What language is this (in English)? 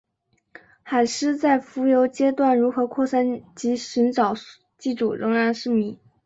Chinese